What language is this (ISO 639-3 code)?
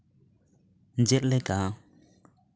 sat